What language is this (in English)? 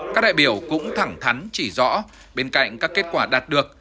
Vietnamese